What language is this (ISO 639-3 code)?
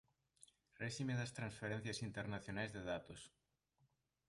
glg